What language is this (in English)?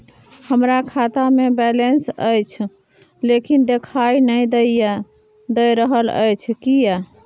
Maithili